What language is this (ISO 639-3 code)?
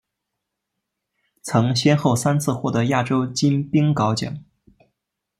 zho